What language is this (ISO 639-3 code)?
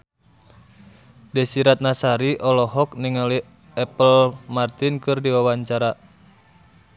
sun